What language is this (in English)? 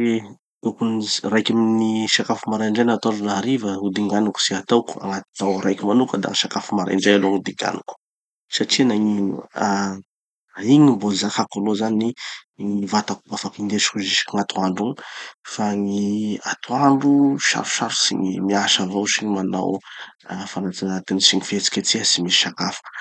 Tanosy Malagasy